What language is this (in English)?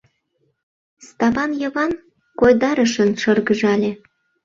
Mari